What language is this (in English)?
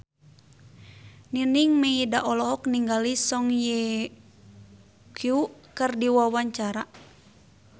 Sundanese